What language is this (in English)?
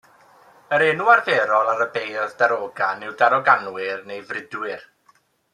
Welsh